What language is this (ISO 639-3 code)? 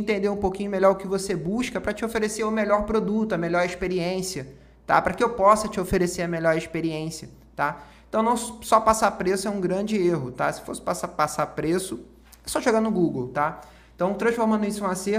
por